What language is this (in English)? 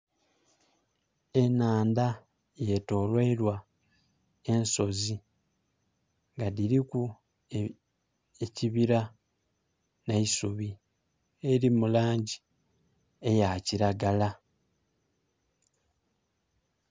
Soga